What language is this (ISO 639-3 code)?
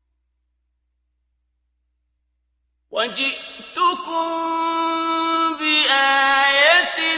ara